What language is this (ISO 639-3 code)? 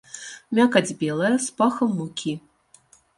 bel